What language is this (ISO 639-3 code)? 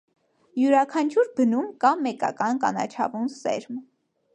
hye